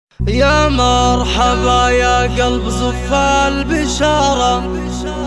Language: Arabic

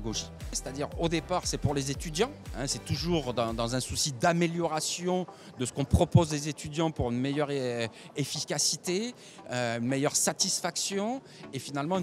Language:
French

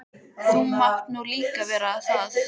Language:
Icelandic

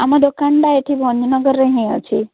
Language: Odia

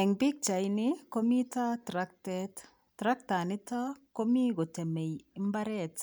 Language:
Kalenjin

